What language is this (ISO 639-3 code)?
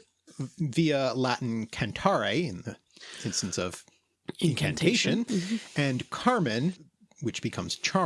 eng